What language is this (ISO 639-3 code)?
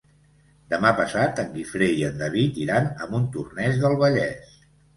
cat